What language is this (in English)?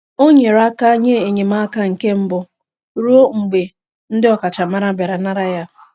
Igbo